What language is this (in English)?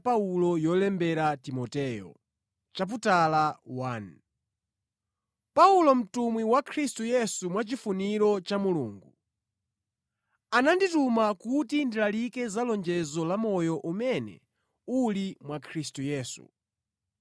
Nyanja